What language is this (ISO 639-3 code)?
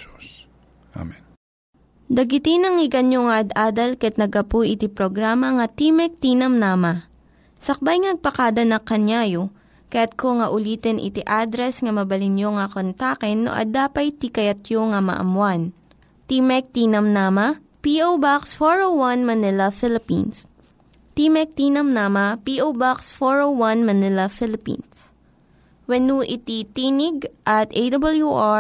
fil